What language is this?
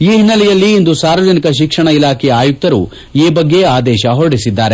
Kannada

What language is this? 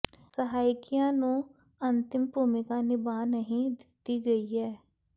Punjabi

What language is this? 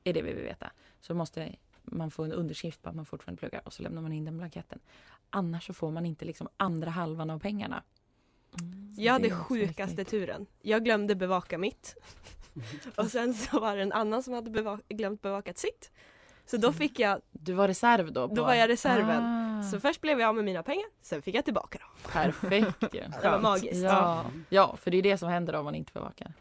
Swedish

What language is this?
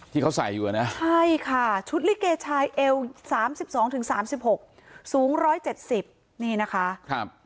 Thai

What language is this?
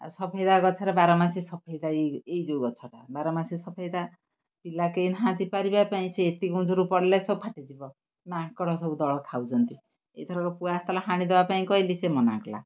Odia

